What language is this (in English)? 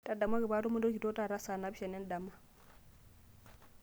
Masai